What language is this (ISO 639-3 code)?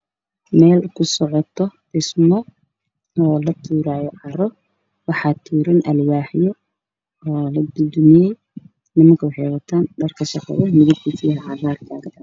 som